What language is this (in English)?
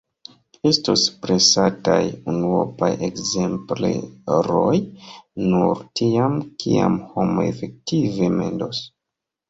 Esperanto